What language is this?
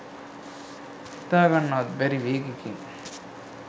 Sinhala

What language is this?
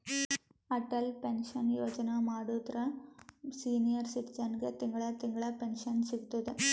Kannada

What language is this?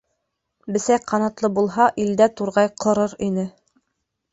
Bashkir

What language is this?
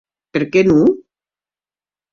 Occitan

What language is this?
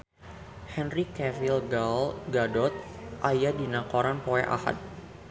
Sundanese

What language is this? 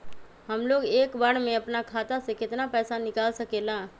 Magahi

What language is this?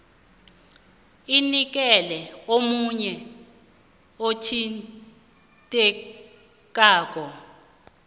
South Ndebele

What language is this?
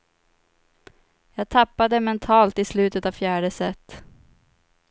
Swedish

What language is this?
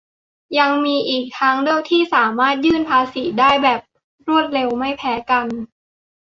Thai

